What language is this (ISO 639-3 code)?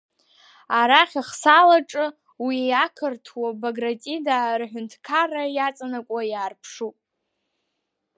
abk